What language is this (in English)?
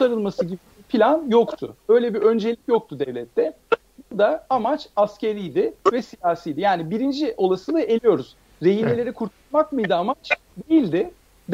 Turkish